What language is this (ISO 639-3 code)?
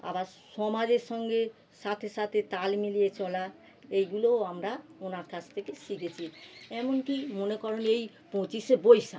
ben